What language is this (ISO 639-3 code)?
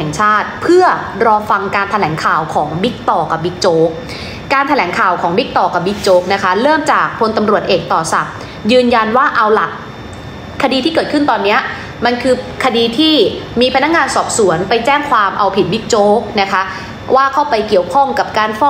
tha